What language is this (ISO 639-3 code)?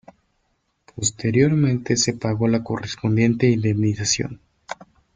spa